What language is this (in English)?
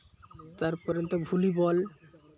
Santali